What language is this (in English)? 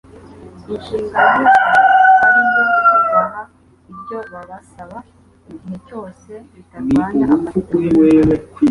Kinyarwanda